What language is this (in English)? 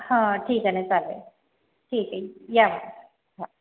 Marathi